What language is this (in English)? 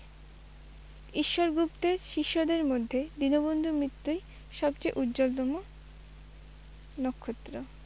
Bangla